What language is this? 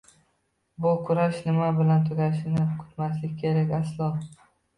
Uzbek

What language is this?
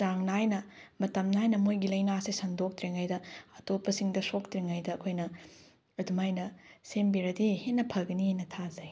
Manipuri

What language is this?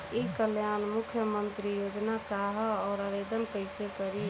Bhojpuri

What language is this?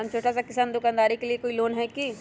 Magahi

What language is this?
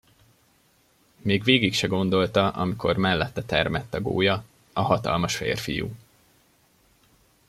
Hungarian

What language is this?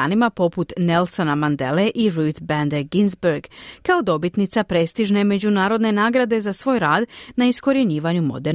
Croatian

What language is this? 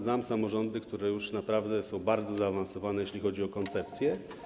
Polish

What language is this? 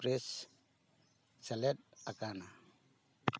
Santali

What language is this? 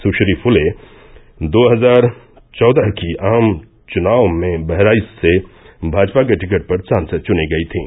Hindi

